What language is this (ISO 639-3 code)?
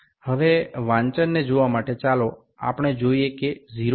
ben